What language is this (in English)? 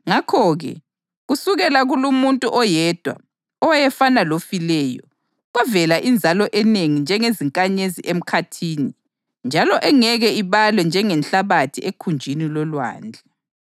North Ndebele